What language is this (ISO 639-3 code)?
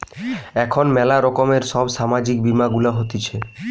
ben